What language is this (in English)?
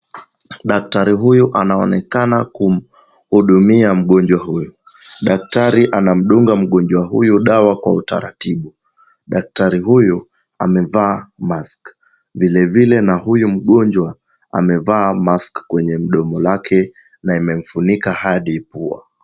Swahili